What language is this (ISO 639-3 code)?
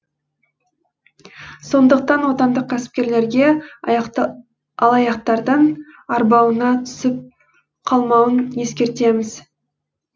kaz